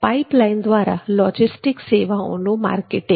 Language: Gujarati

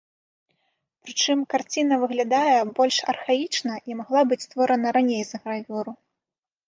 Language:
Belarusian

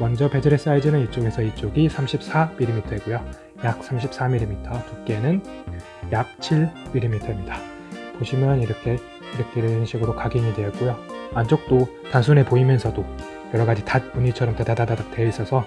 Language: Korean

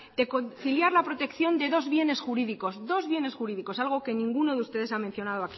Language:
Spanish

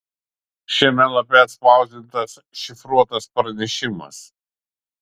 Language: Lithuanian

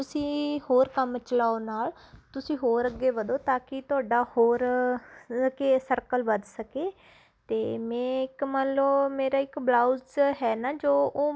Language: Punjabi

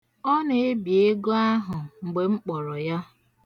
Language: Igbo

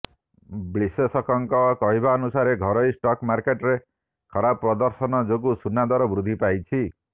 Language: Odia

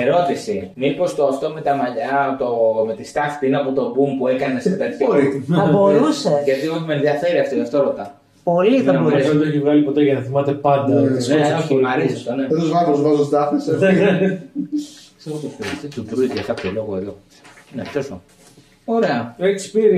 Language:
Greek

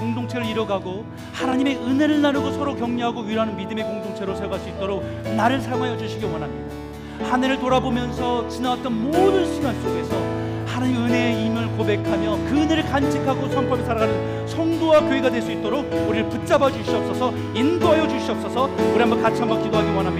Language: Korean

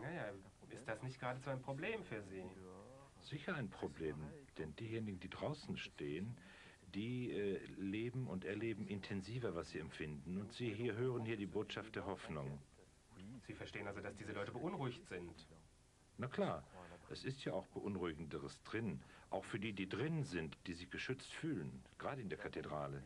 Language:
German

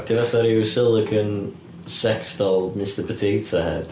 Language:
Welsh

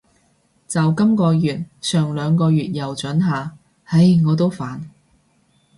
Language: Cantonese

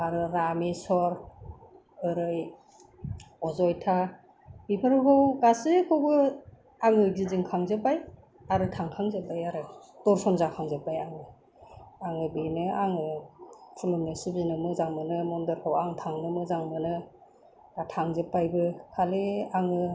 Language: Bodo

